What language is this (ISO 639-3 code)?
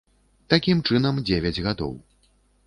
bel